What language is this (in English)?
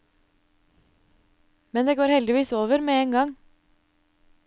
Norwegian